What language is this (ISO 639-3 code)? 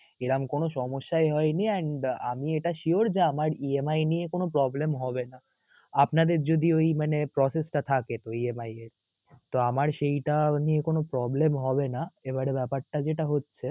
ben